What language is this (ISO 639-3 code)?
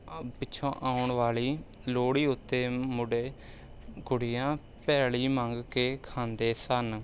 pan